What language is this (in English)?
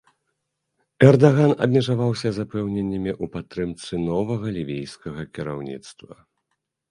Belarusian